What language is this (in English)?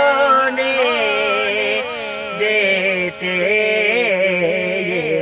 Urdu